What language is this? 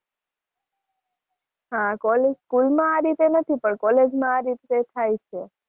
Gujarati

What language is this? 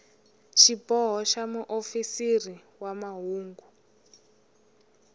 Tsonga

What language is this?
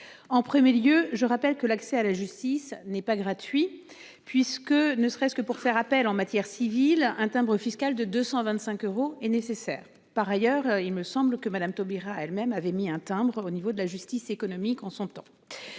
French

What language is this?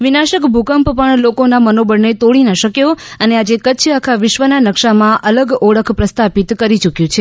Gujarati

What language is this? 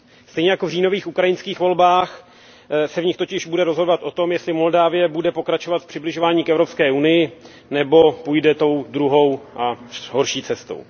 Czech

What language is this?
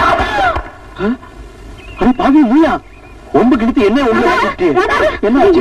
Tamil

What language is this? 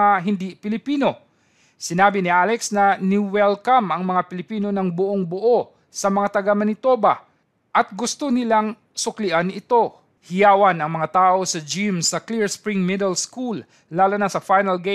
Filipino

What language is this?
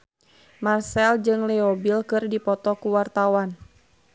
Sundanese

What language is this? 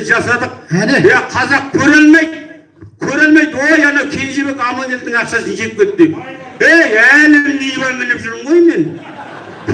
Turkish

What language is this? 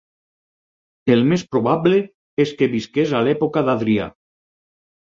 Catalan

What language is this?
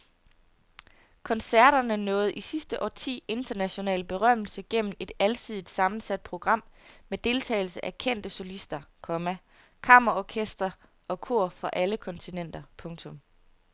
Danish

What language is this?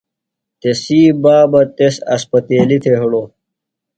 Phalura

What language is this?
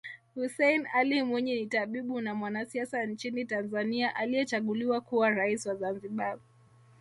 Swahili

